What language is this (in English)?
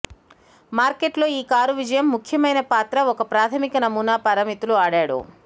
Telugu